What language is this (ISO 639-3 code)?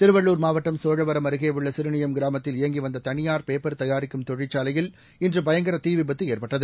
tam